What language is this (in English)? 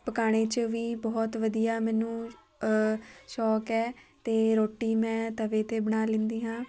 Punjabi